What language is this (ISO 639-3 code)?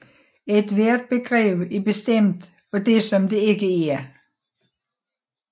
dan